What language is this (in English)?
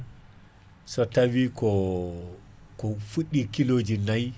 Fula